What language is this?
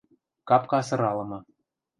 Western Mari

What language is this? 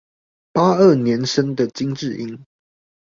Chinese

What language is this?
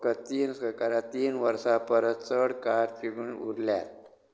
Konkani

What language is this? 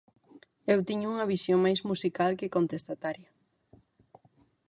Galician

